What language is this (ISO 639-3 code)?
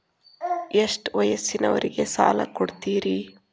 kan